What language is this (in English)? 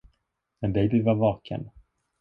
Swedish